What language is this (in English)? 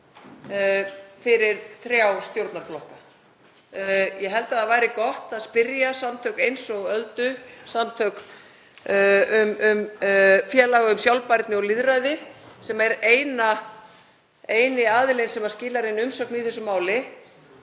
Icelandic